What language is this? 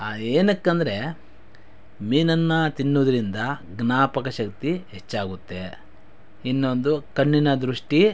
Kannada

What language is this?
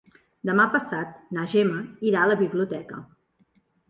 Catalan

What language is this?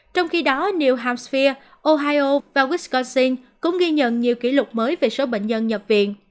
Vietnamese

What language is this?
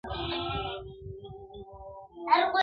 Pashto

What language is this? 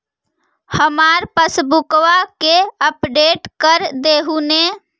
Magahi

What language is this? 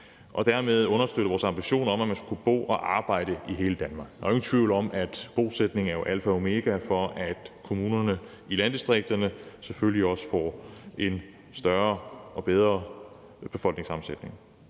Danish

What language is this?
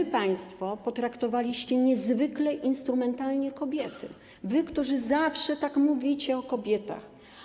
Polish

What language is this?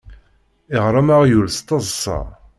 Kabyle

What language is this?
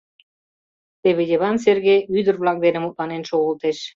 Mari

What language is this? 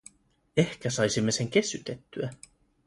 Finnish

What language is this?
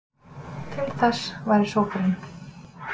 Icelandic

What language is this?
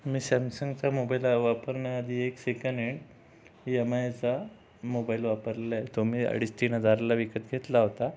Marathi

